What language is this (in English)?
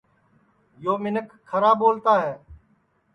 Sansi